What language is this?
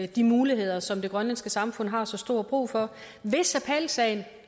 Danish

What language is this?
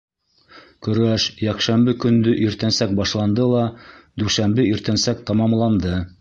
Bashkir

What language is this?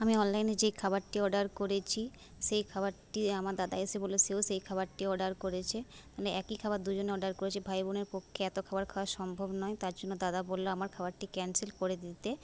Bangla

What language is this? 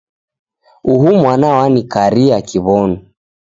Taita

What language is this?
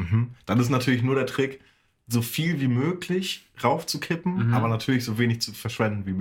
German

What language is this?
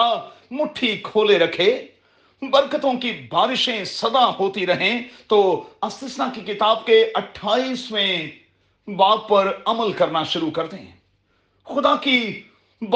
Urdu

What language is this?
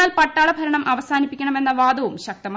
Malayalam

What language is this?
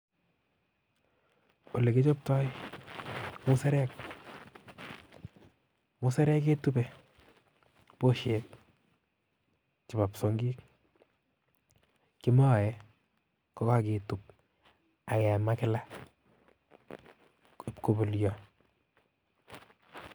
Kalenjin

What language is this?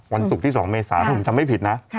Thai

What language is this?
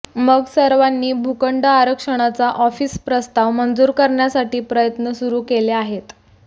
Marathi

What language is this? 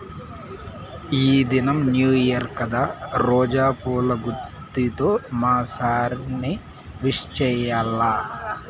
Telugu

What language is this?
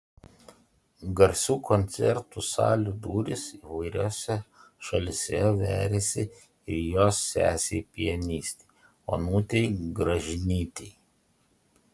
Lithuanian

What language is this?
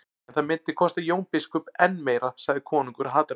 Icelandic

